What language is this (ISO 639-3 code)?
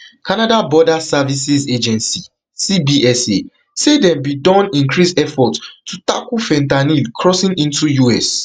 pcm